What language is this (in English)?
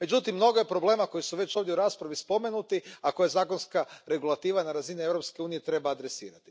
Croatian